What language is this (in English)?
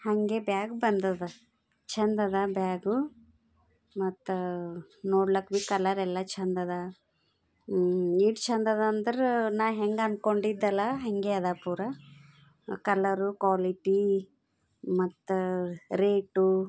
Kannada